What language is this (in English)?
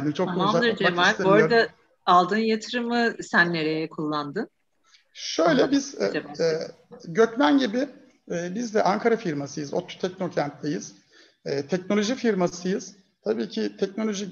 Turkish